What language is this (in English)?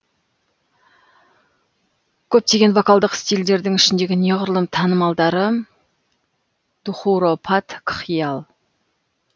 Kazakh